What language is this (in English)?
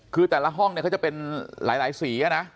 Thai